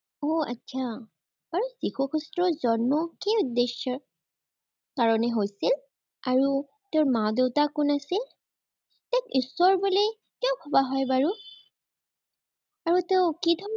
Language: Assamese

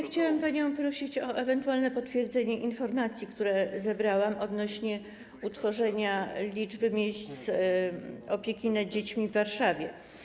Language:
Polish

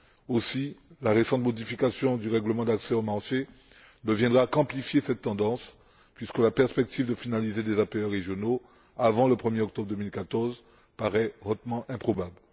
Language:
French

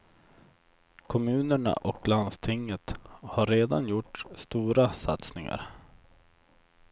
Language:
Swedish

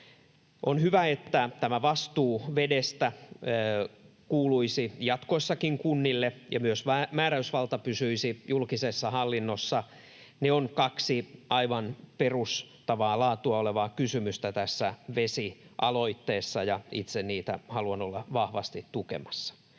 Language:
Finnish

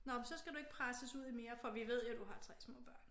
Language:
Danish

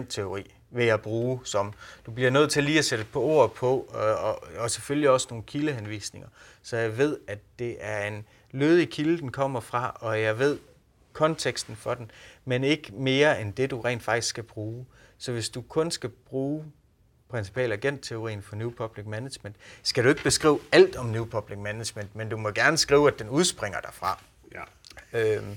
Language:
Danish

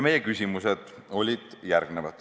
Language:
Estonian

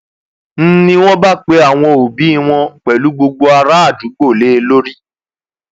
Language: Yoruba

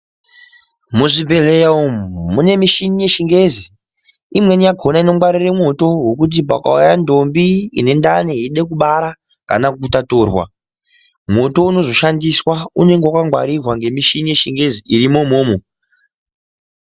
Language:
Ndau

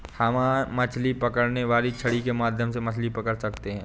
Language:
Hindi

